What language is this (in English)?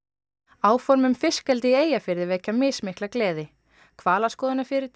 Icelandic